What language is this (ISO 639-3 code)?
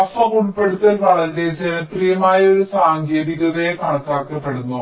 mal